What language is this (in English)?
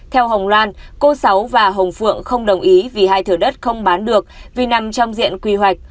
Vietnamese